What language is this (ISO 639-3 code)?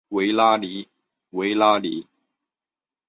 zho